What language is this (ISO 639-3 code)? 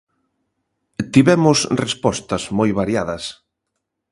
glg